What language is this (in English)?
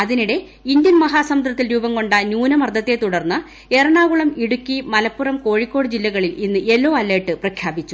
Malayalam